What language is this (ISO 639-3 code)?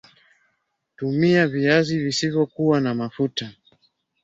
swa